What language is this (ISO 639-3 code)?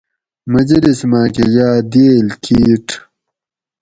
gwc